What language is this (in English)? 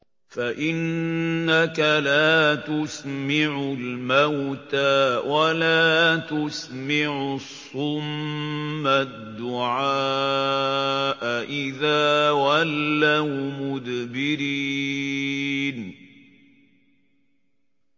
Arabic